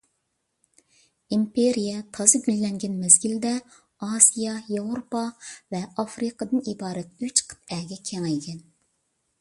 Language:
Uyghur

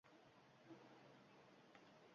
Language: Uzbek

